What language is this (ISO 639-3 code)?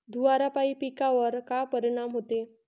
mar